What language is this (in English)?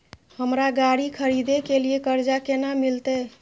Maithili